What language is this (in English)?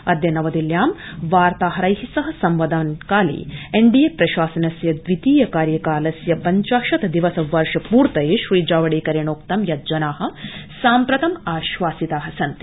Sanskrit